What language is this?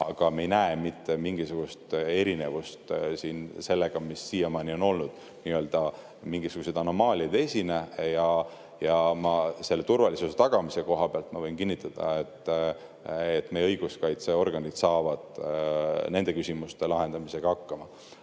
Estonian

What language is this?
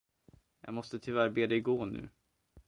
Swedish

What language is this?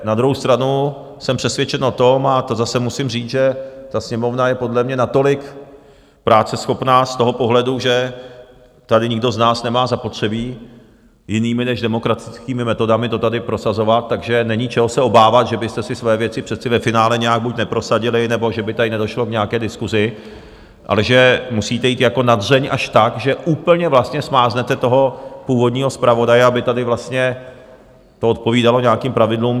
Czech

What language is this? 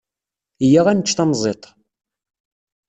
Kabyle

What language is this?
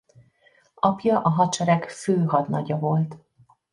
Hungarian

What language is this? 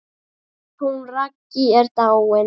Icelandic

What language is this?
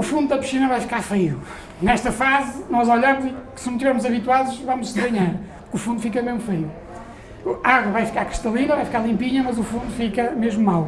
Portuguese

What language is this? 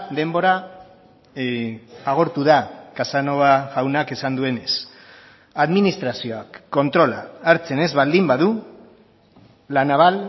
Basque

